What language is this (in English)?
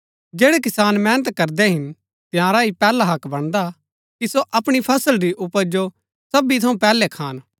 Gaddi